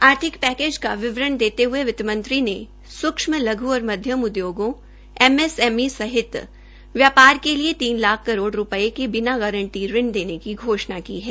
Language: Hindi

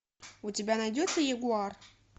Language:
Russian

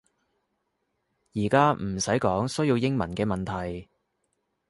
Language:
Cantonese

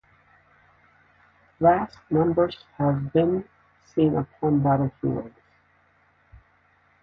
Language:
English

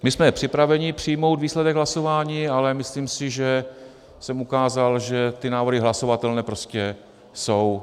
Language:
Czech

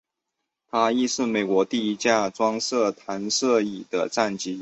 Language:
Chinese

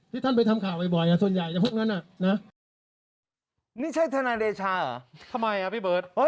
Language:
Thai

